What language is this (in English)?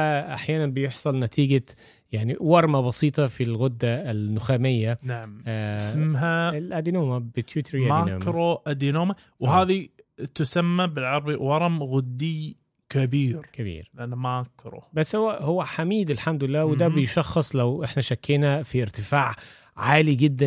Arabic